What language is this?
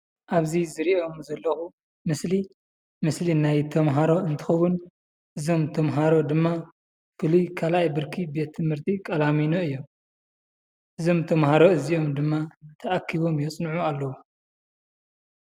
Tigrinya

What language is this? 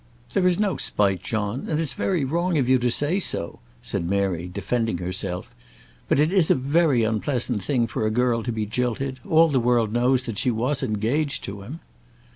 English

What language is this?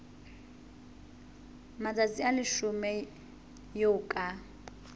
Southern Sotho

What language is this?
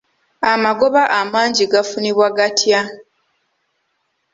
Ganda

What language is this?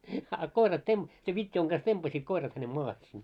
Finnish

